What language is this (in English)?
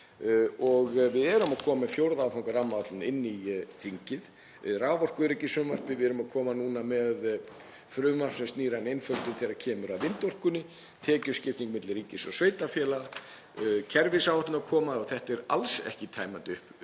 Icelandic